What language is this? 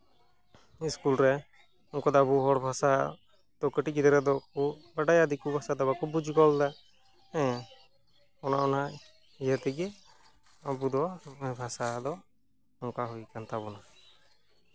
Santali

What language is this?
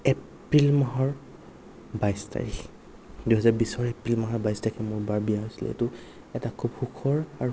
Assamese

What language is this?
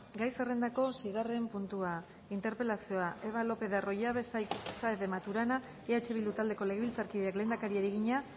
Basque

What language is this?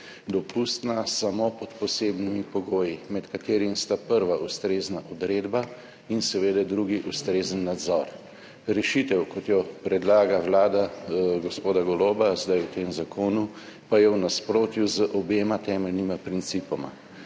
Slovenian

